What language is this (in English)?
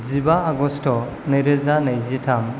Bodo